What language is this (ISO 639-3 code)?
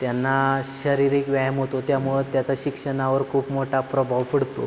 mar